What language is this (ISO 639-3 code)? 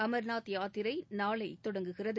tam